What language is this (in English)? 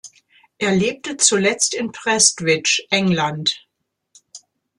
German